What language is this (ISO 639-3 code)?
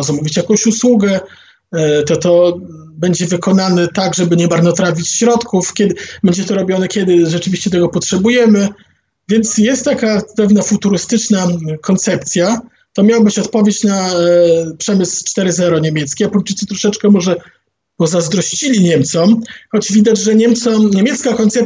pol